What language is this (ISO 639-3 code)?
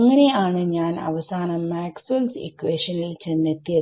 mal